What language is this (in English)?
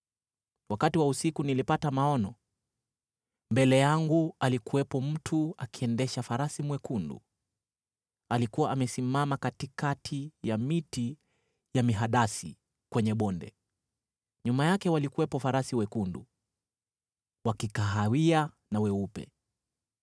Swahili